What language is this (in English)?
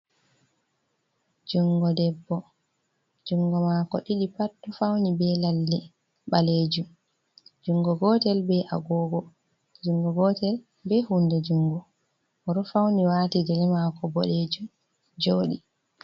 Fula